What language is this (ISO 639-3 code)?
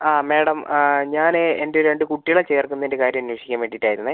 mal